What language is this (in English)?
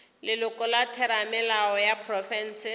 Northern Sotho